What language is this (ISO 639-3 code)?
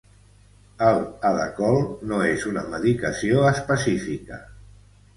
cat